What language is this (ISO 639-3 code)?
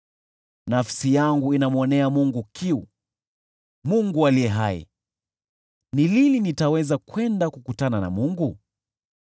swa